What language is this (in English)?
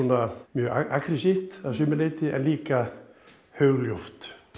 Icelandic